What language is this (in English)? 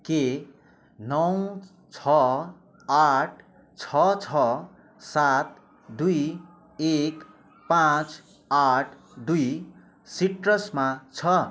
Nepali